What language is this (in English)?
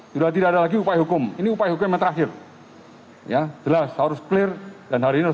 Indonesian